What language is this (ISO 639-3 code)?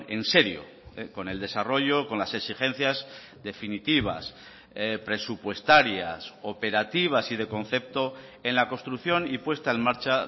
spa